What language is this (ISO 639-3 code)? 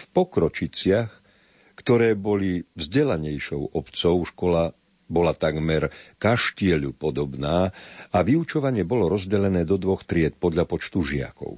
slk